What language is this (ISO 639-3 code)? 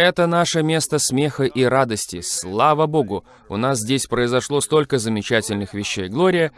rus